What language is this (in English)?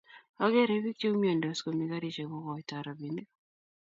Kalenjin